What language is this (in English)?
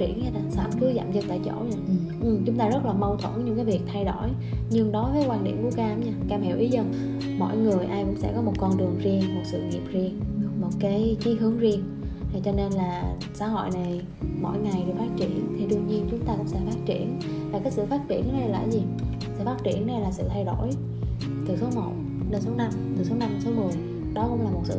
Vietnamese